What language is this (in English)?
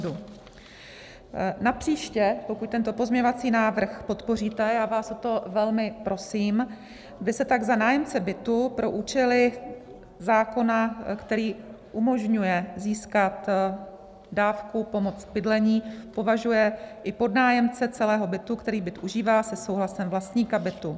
Czech